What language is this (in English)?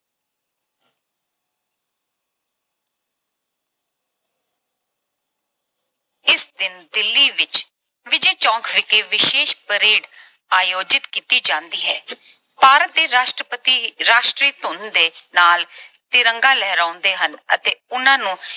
Punjabi